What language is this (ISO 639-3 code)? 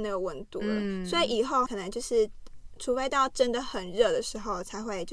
zho